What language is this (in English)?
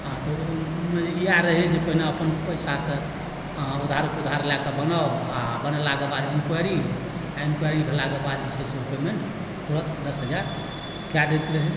Maithili